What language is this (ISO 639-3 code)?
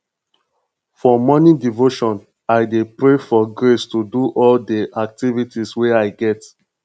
pcm